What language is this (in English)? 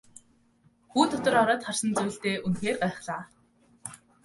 Mongolian